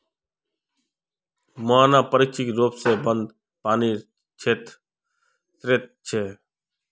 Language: Magahi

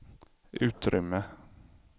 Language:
Swedish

